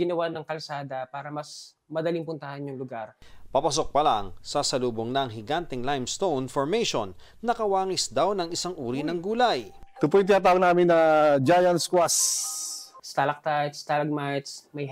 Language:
Filipino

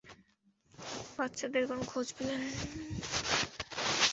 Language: Bangla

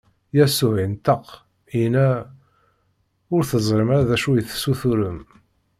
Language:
Kabyle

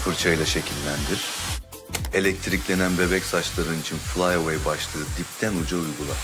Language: Turkish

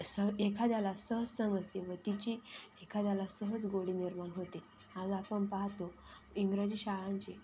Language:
Marathi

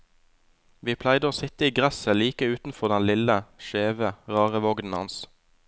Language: Norwegian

